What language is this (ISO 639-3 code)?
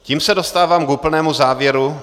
ces